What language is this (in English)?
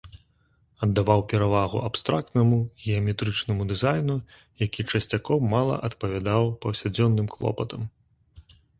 Belarusian